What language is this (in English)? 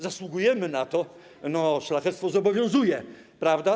Polish